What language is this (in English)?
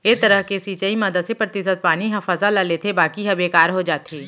Chhattisgarhi